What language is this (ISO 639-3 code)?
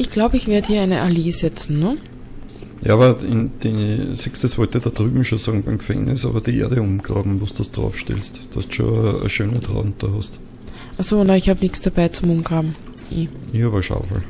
deu